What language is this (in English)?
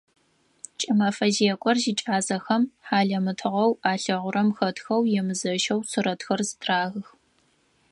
Adyghe